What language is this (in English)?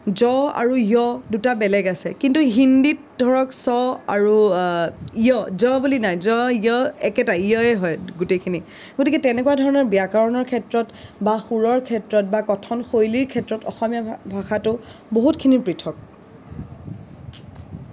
Assamese